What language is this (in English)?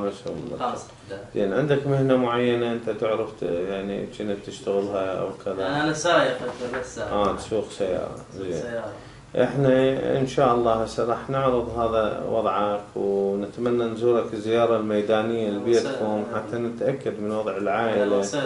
Arabic